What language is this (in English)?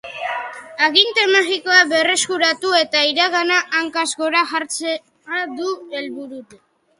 Basque